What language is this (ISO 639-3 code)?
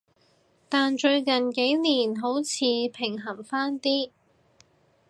yue